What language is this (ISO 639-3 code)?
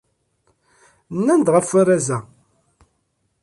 kab